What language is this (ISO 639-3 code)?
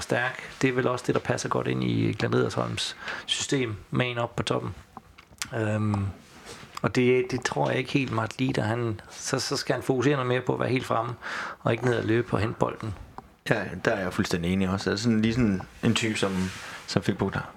dan